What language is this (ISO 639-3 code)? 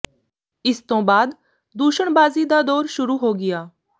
pan